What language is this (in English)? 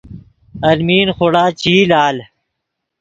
Yidgha